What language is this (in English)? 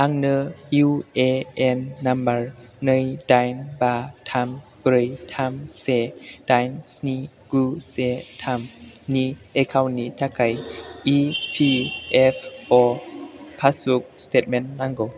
Bodo